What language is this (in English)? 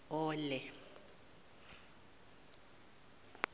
Zulu